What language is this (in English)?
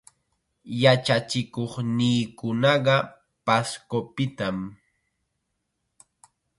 Chiquián Ancash Quechua